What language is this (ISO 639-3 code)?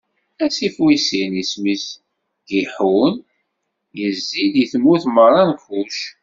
kab